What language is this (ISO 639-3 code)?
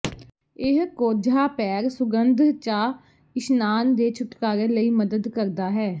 pan